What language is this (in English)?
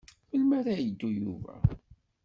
Kabyle